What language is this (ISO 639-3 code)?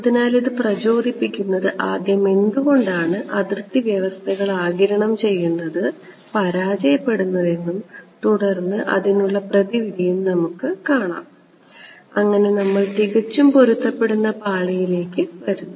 mal